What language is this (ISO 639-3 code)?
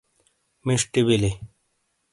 scl